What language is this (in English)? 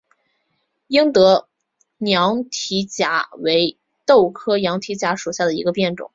Chinese